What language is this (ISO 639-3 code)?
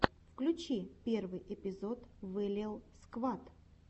rus